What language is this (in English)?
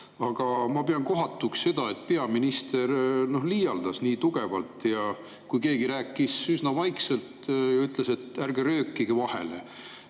Estonian